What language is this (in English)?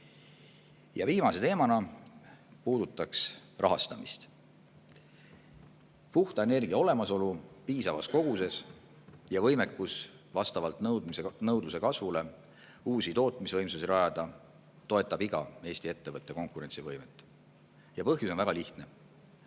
Estonian